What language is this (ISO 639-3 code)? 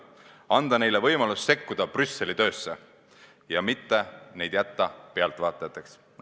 est